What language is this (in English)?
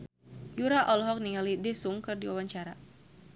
Sundanese